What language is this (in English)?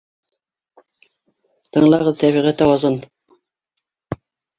Bashkir